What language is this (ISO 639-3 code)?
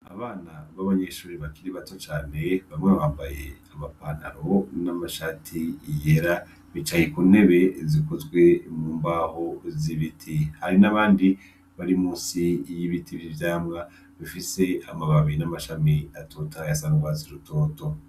run